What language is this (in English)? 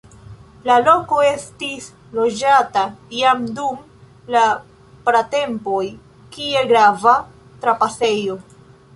Esperanto